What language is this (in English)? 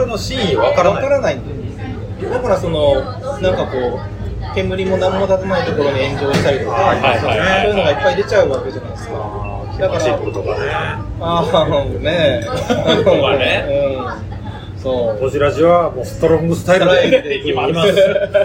Japanese